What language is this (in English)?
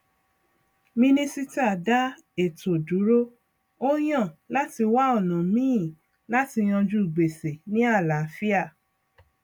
Yoruba